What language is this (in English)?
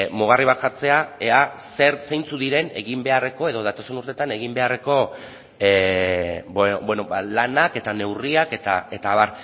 Basque